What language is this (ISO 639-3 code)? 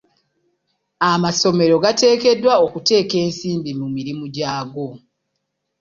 lug